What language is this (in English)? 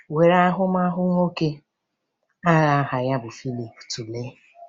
Igbo